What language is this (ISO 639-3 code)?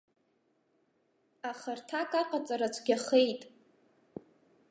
abk